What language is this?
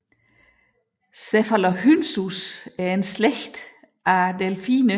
Danish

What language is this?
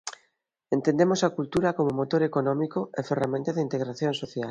Galician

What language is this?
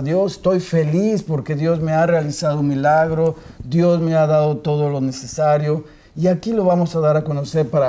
Spanish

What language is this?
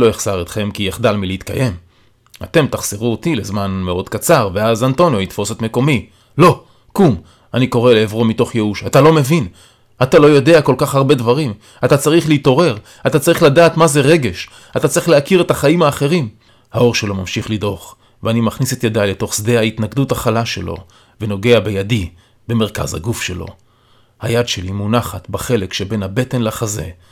Hebrew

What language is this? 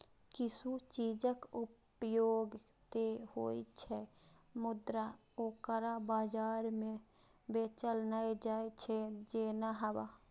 Maithili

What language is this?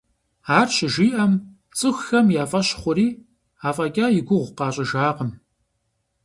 Kabardian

